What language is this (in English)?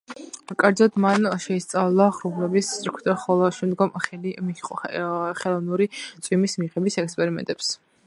Georgian